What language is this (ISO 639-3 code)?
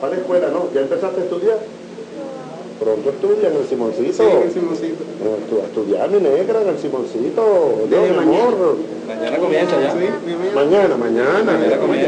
spa